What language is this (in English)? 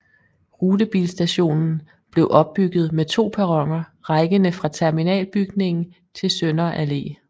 Danish